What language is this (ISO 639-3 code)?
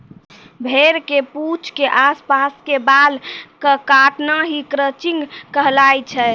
mai